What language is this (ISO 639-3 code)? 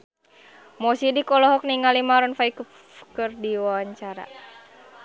sun